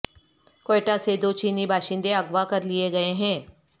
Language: Urdu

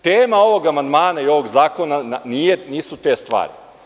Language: Serbian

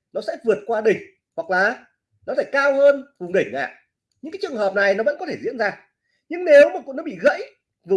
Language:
Vietnamese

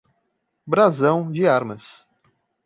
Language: Portuguese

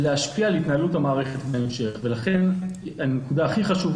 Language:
Hebrew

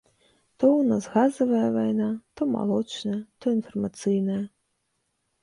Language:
Belarusian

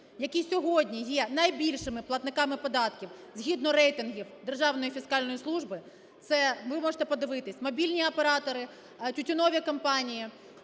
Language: Ukrainian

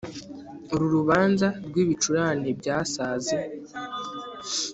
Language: Kinyarwanda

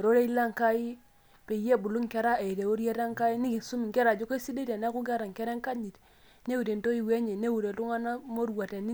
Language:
Masai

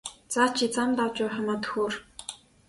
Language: Mongolian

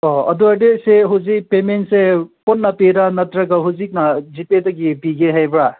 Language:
Manipuri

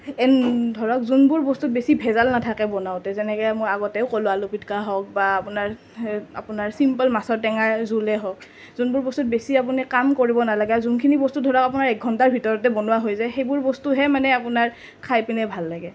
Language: Assamese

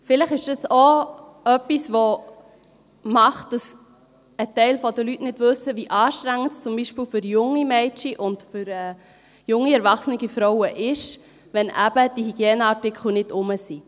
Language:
Swiss German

